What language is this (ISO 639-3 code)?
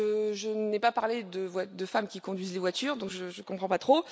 fra